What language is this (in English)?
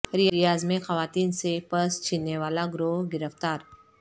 Urdu